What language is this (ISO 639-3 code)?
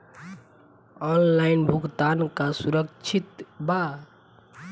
bho